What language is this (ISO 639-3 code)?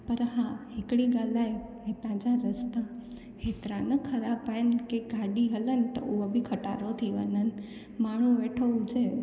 snd